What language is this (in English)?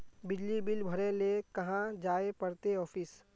Magahi